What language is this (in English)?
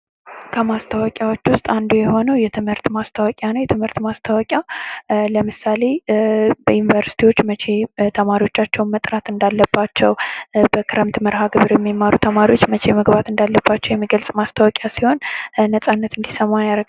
Amharic